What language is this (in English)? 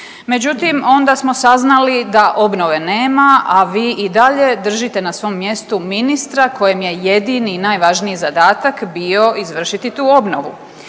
Croatian